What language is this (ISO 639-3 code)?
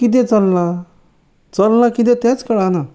kok